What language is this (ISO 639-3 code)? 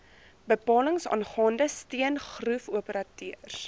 afr